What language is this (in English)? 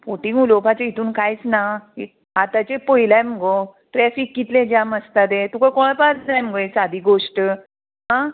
Konkani